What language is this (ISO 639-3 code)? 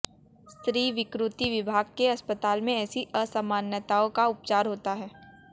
hin